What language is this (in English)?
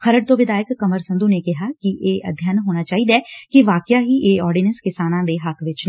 Punjabi